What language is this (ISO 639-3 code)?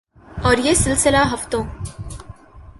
urd